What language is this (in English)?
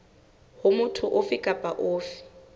Southern Sotho